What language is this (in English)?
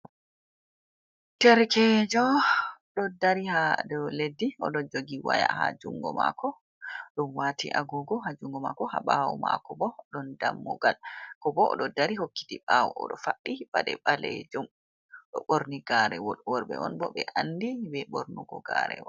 Fula